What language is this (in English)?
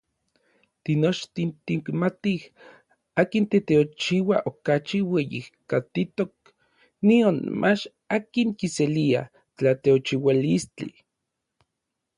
Orizaba Nahuatl